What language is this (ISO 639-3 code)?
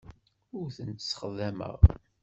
kab